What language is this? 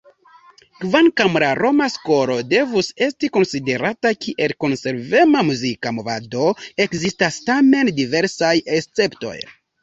Esperanto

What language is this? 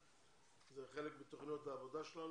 Hebrew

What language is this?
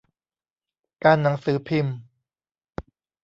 Thai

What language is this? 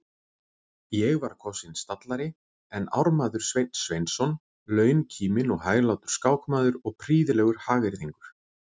Icelandic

